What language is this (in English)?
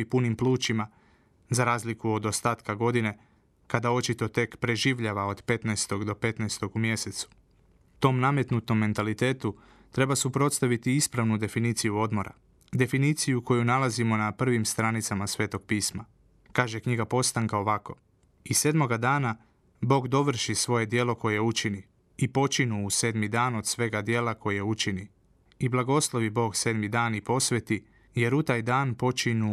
Croatian